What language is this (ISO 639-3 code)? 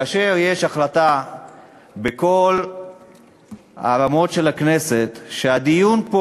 heb